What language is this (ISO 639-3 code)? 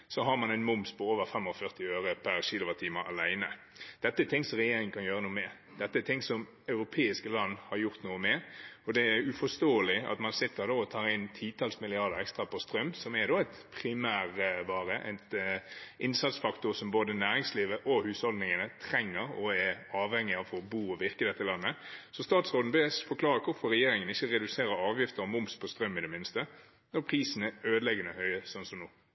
nob